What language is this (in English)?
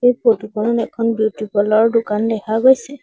Assamese